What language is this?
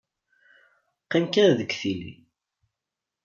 Kabyle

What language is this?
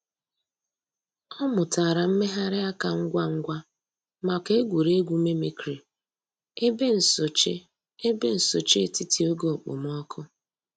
Igbo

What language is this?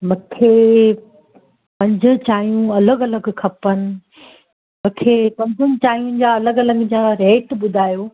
Sindhi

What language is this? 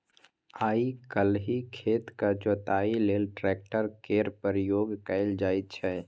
Maithili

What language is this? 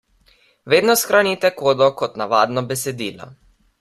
Slovenian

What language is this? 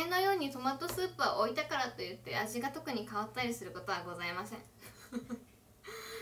Japanese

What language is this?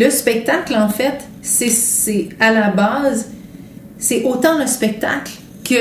French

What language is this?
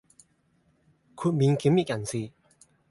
Cantonese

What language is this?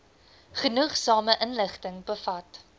Afrikaans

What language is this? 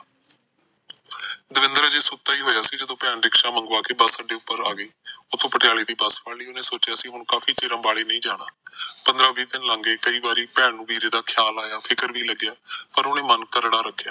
Punjabi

